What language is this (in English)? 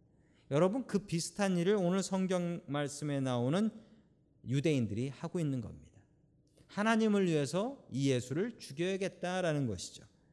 Korean